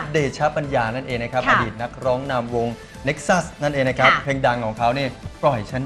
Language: Thai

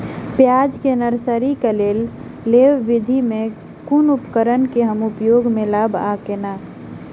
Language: Maithili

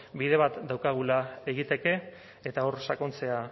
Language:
Basque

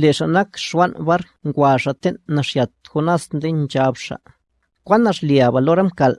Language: Spanish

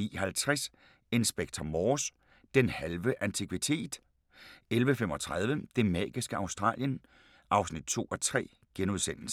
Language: Danish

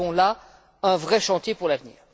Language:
French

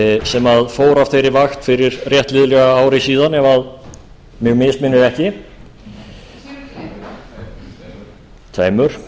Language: Icelandic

